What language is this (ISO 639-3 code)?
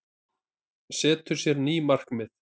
isl